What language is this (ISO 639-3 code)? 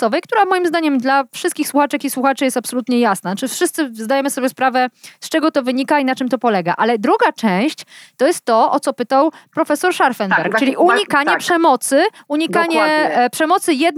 pol